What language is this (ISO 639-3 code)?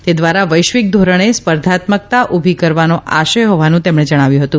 guj